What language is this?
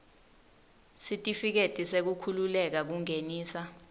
Swati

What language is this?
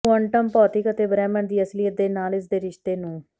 Punjabi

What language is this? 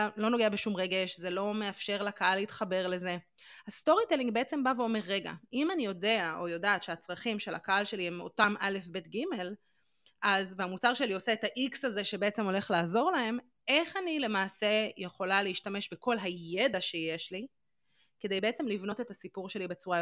Hebrew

